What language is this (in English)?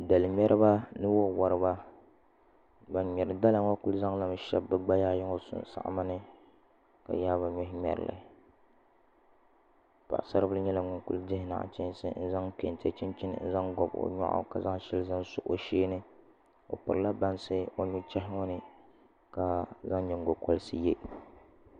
Dagbani